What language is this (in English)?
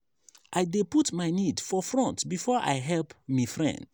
Nigerian Pidgin